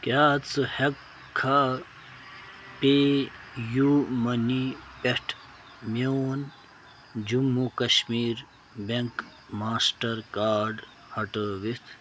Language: Kashmiri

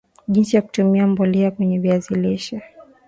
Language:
Swahili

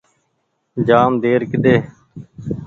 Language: Goaria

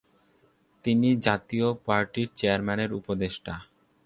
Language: Bangla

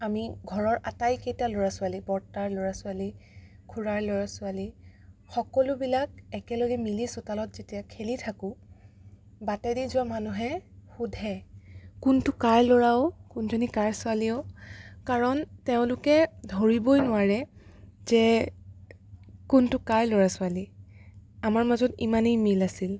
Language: Assamese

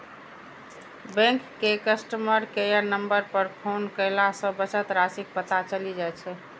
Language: Maithili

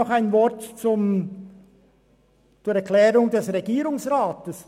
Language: Swiss German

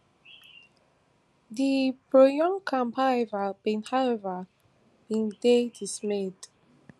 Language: Nigerian Pidgin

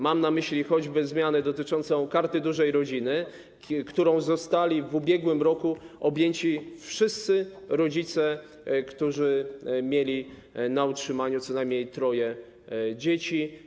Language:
Polish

